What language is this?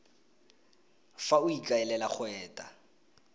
Tswana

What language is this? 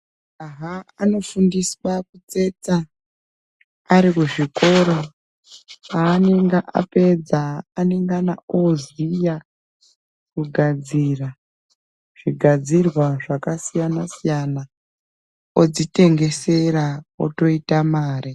Ndau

